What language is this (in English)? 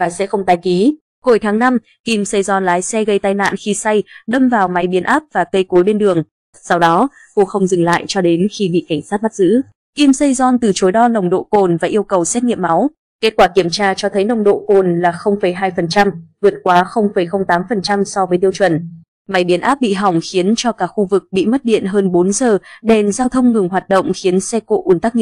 Vietnamese